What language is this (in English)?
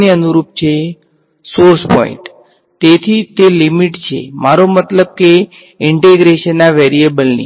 Gujarati